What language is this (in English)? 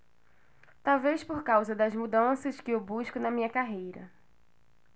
Portuguese